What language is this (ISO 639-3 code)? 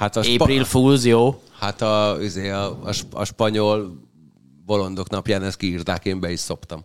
hun